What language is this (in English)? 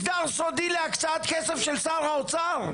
Hebrew